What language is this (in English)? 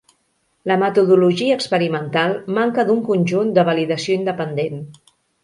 Catalan